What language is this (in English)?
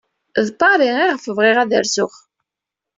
Kabyle